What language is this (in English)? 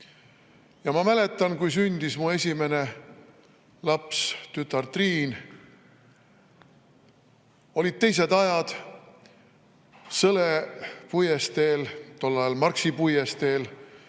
Estonian